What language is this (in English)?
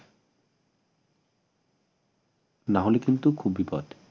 Bangla